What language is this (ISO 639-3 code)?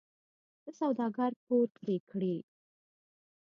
pus